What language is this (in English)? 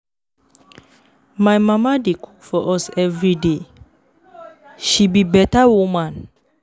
Nigerian Pidgin